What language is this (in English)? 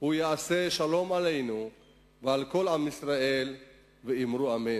Hebrew